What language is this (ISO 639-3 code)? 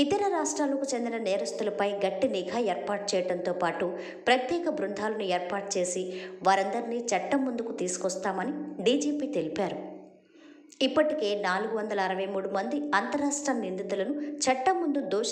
hin